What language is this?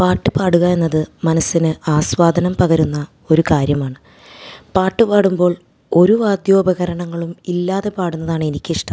Malayalam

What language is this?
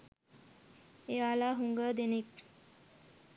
Sinhala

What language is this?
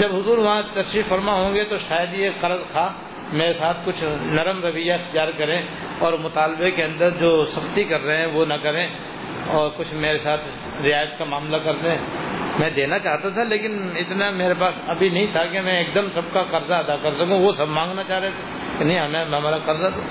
Urdu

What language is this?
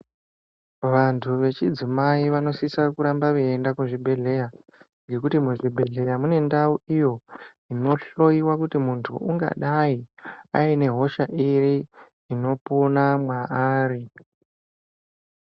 Ndau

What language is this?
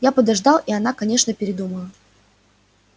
Russian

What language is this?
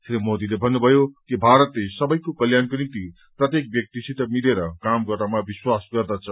Nepali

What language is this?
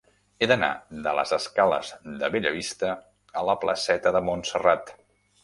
Catalan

